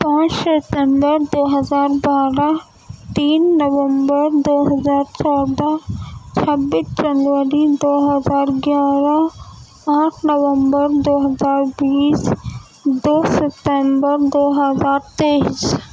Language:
Urdu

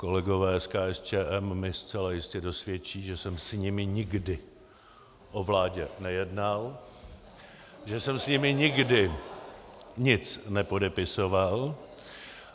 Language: Czech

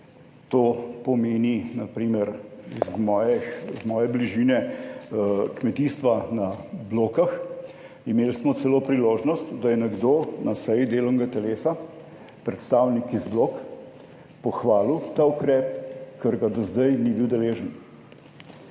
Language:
Slovenian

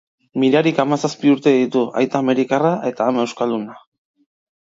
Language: Basque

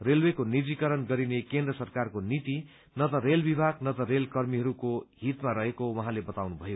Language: Nepali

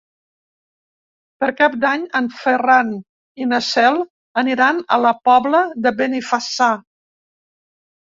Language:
Catalan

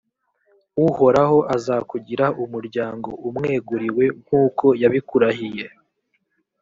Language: Kinyarwanda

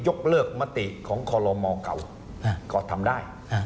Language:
Thai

